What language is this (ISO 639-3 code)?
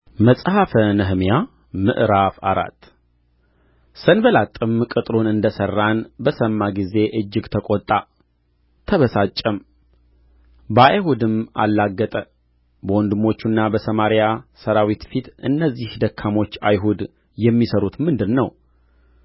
amh